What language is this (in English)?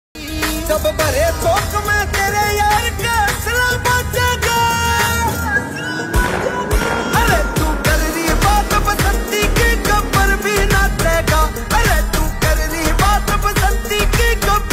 Arabic